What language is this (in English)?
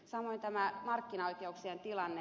Finnish